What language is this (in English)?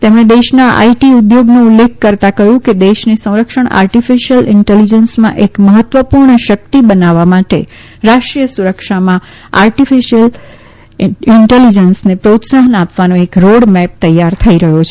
Gujarati